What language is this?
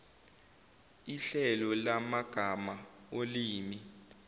Zulu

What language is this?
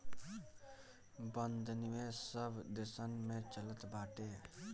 Bhojpuri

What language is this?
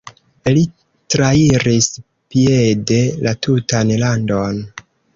Esperanto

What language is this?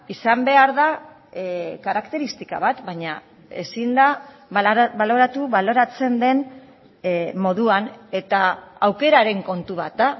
Basque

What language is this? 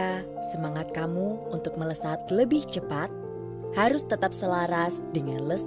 Indonesian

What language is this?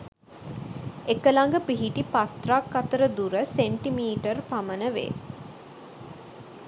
Sinhala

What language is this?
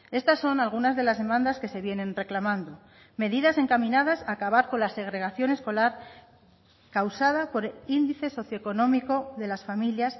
Spanish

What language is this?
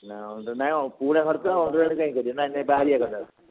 Odia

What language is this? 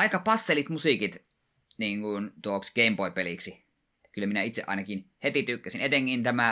Finnish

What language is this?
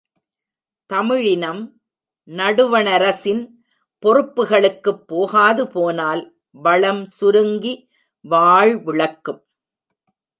Tamil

